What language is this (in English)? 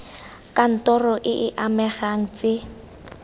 Tswana